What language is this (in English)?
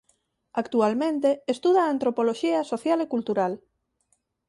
Galician